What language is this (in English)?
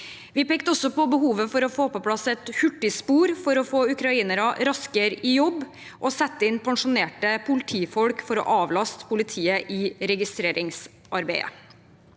Norwegian